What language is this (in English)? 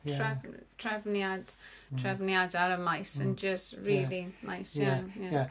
Welsh